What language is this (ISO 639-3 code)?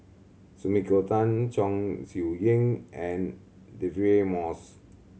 eng